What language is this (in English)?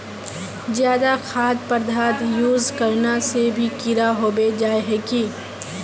Magahi